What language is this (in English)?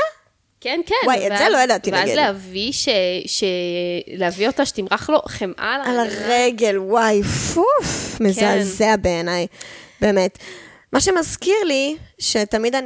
Hebrew